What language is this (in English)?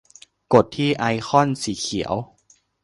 Thai